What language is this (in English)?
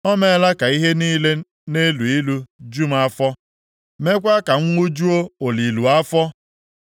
Igbo